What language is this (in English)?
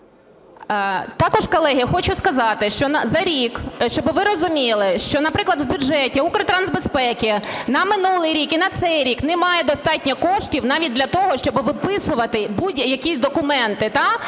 Ukrainian